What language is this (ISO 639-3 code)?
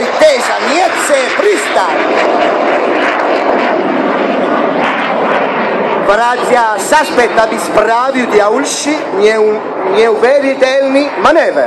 ita